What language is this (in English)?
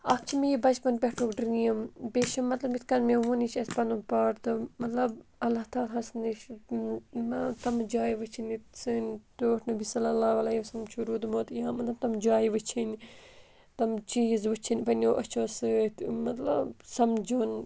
Kashmiri